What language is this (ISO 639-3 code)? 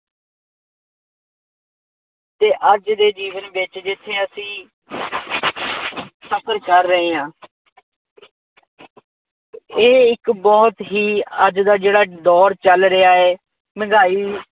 pan